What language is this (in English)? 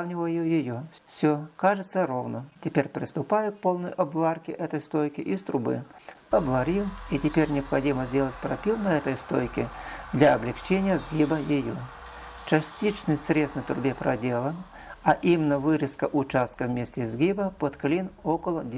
Russian